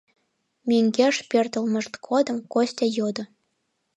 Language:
Mari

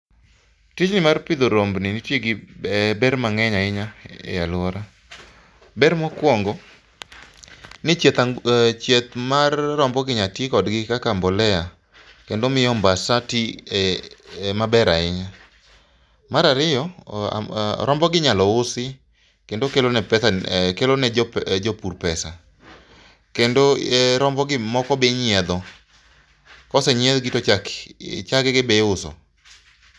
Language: Luo (Kenya and Tanzania)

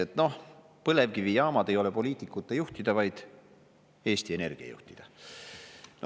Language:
Estonian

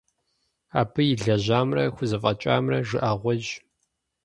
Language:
Kabardian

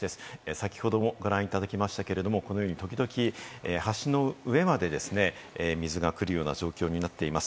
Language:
Japanese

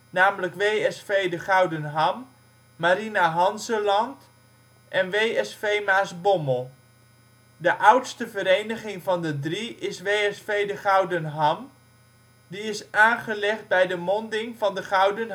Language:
Dutch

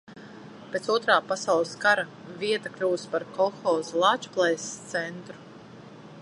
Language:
Latvian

